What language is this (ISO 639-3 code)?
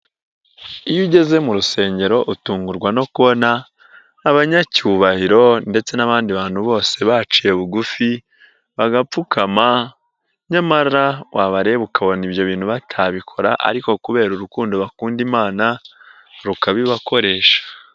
kin